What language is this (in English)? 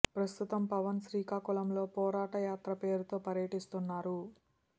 Telugu